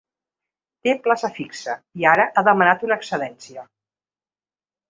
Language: Catalan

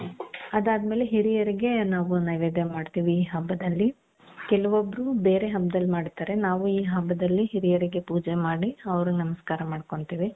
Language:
Kannada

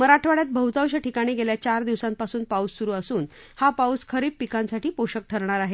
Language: Marathi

